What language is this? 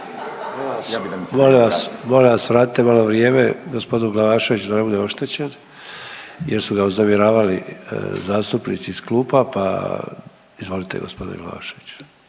Croatian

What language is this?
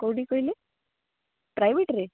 Odia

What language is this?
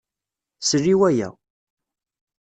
Kabyle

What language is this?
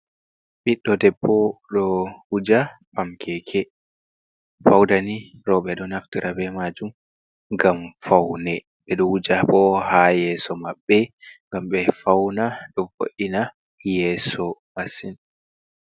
Fula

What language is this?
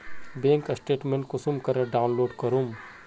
Magahi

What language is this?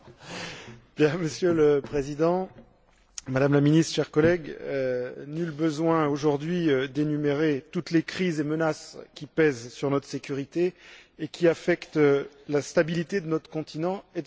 French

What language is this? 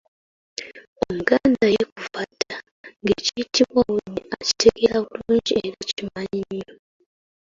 Ganda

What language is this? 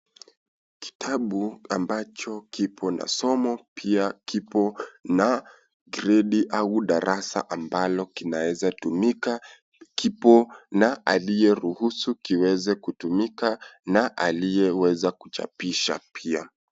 Swahili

